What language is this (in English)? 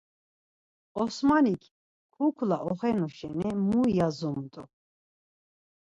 Laz